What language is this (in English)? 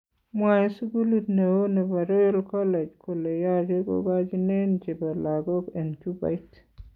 Kalenjin